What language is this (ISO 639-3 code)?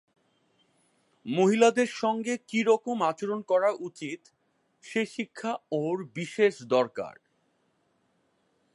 ben